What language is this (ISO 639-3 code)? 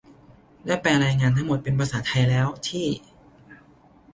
tha